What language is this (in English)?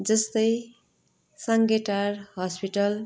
Nepali